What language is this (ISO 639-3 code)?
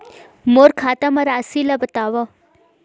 hne